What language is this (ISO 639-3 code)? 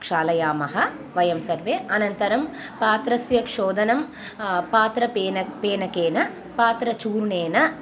san